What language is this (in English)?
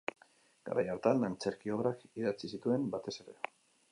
Basque